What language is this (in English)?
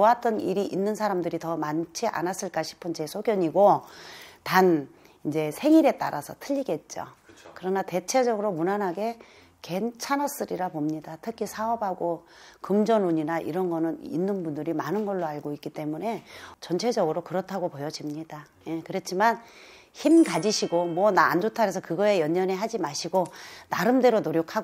Korean